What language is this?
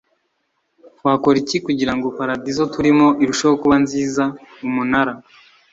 Kinyarwanda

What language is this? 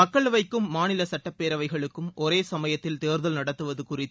Tamil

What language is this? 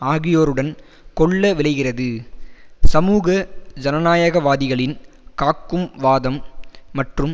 Tamil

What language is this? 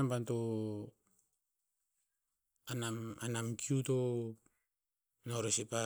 Tinputz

